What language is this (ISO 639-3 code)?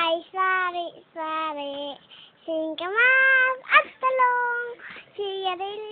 nld